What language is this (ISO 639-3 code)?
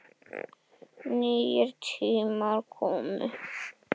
isl